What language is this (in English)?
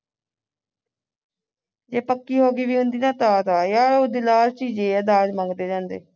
Punjabi